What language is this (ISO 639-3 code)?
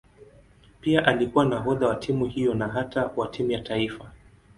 swa